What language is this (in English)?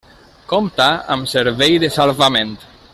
Catalan